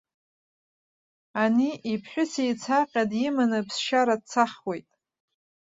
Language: Abkhazian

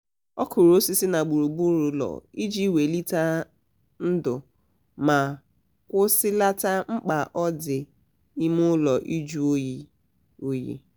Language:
Igbo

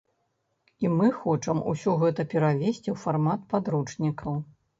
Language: Belarusian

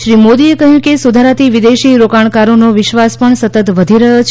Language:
Gujarati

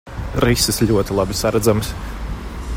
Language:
Latvian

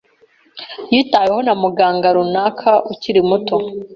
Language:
Kinyarwanda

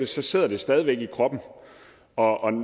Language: Danish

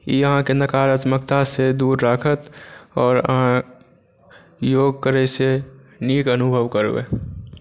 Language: Maithili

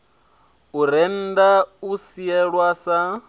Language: Venda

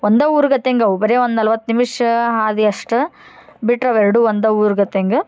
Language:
Kannada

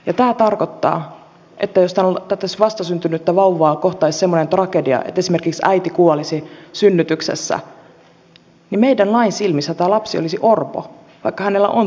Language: Finnish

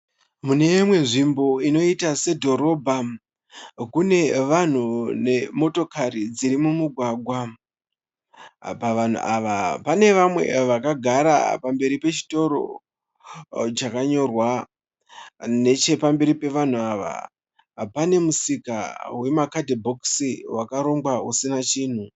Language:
Shona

